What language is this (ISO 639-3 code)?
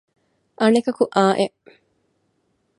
div